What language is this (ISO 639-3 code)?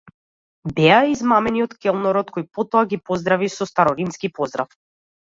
mkd